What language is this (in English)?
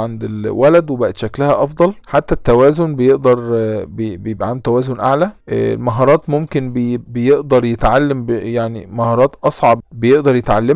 Arabic